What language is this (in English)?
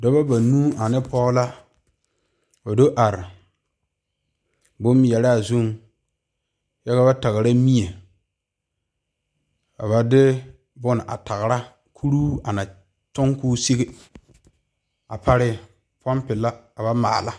Southern Dagaare